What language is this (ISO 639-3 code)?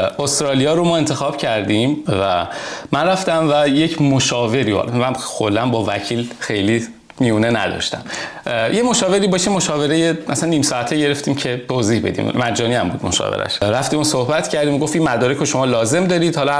fas